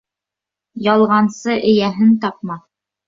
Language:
Bashkir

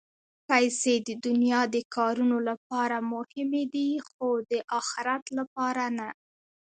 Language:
Pashto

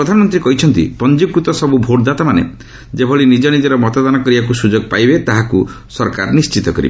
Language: Odia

